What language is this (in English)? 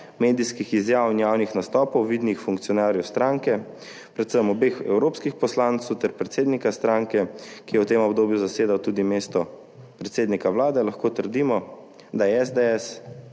Slovenian